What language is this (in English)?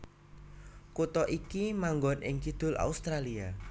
Javanese